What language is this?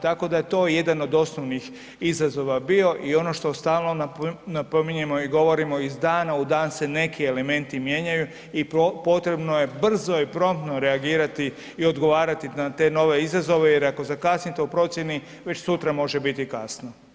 Croatian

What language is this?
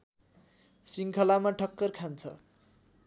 Nepali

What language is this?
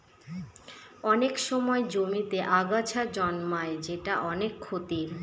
Bangla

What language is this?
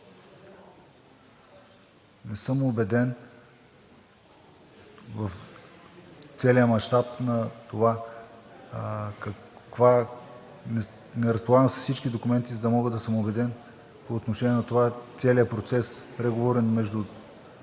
Bulgarian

